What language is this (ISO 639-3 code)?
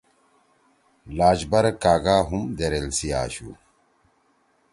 trw